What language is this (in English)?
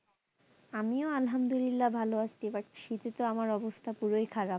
Bangla